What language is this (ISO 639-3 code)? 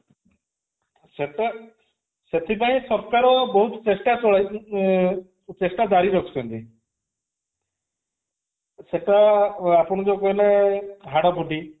ori